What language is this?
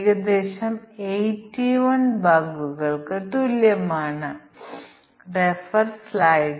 Malayalam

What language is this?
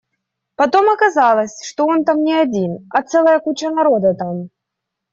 Russian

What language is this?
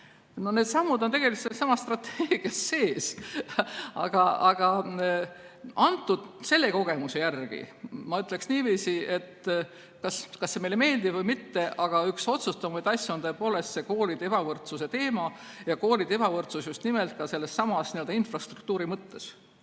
Estonian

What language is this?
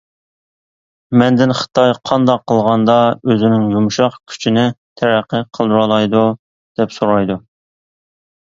Uyghur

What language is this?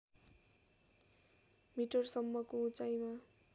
Nepali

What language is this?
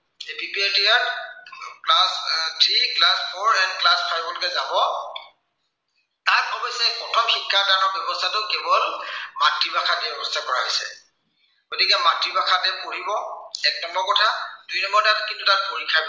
Assamese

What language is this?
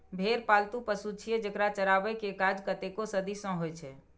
Maithili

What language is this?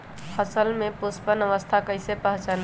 Magahi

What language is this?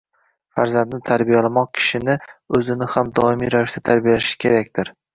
Uzbek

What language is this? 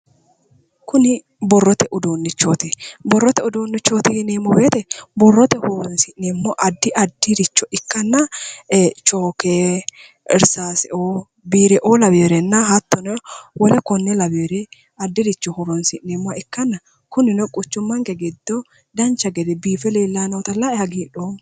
Sidamo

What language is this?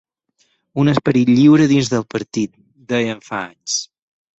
Catalan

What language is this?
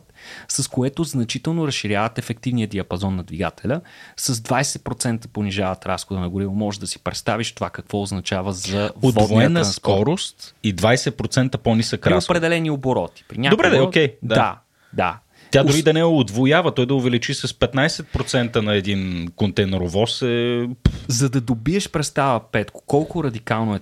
Bulgarian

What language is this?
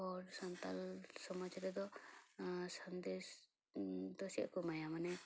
Santali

